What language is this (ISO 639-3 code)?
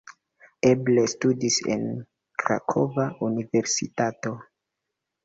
epo